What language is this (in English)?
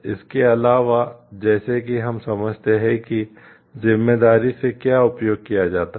Hindi